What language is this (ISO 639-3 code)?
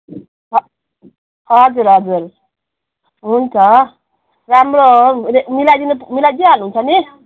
nep